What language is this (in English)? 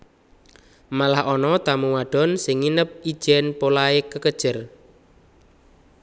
Javanese